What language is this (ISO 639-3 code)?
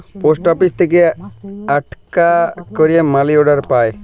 ben